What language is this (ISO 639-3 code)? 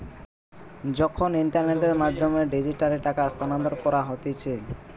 ben